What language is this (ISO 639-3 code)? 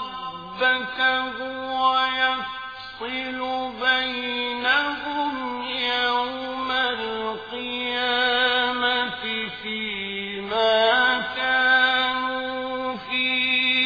ara